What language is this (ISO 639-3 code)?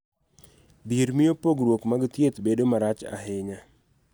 luo